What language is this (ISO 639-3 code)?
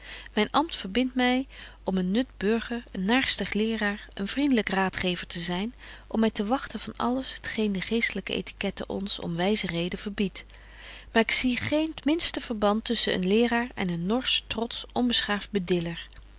nld